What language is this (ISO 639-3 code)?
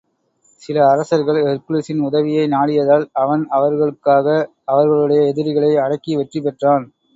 tam